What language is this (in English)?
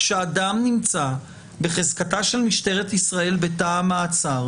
Hebrew